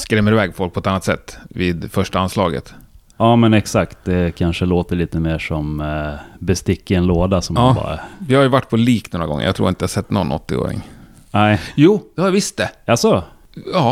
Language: Swedish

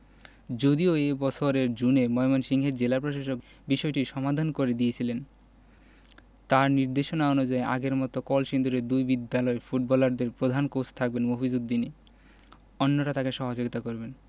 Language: Bangla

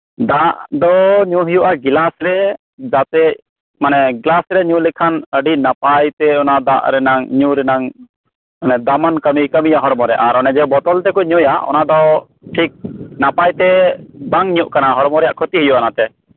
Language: Santali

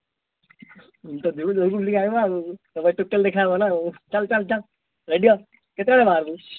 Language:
Odia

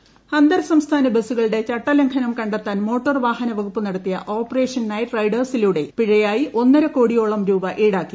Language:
Malayalam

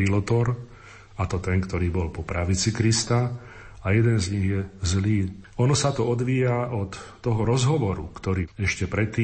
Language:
Slovak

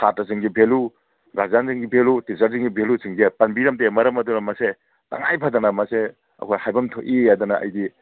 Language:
Manipuri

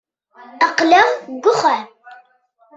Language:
Kabyle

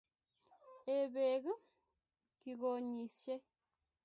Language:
Kalenjin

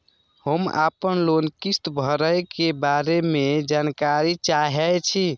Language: Maithili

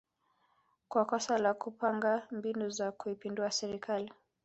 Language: Swahili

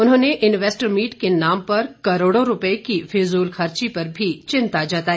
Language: Hindi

